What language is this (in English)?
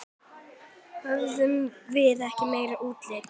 Icelandic